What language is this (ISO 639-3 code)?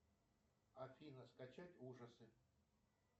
rus